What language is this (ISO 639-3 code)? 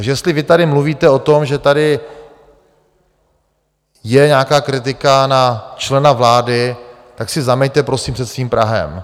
ces